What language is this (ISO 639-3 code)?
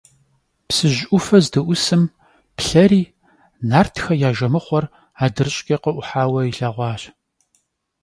kbd